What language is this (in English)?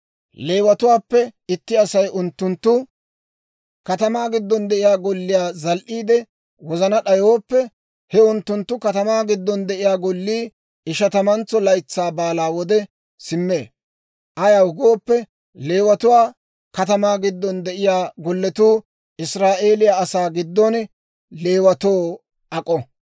Dawro